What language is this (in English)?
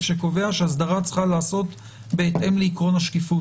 Hebrew